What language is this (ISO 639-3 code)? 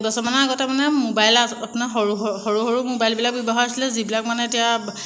asm